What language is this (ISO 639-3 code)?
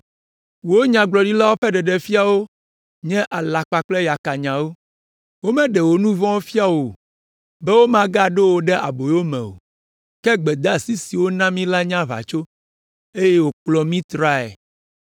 ewe